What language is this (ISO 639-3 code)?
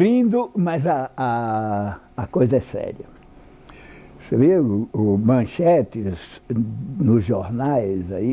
por